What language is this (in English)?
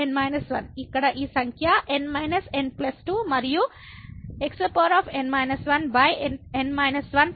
Telugu